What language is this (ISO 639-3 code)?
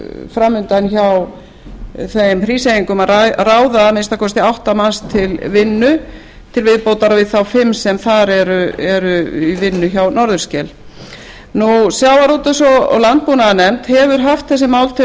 isl